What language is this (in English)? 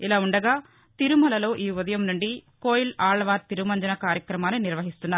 Telugu